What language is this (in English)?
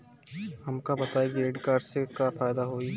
Bhojpuri